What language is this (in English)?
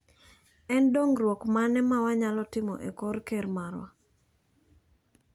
Luo (Kenya and Tanzania)